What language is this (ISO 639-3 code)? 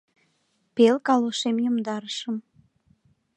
chm